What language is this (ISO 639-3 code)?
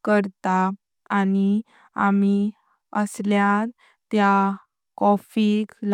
kok